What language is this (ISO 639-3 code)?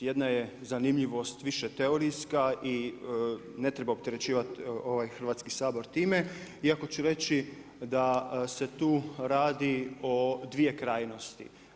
hrv